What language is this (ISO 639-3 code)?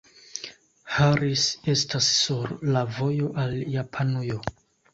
epo